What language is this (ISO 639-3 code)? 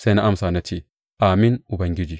hau